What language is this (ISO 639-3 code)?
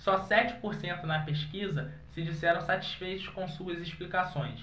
por